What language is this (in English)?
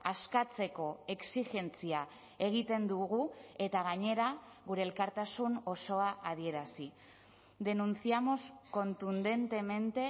Basque